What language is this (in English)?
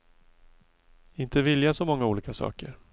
Swedish